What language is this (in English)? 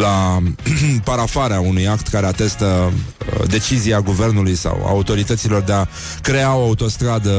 Romanian